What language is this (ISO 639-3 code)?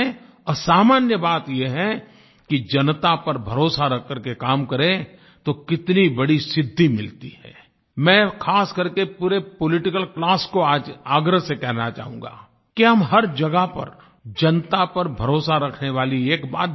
hin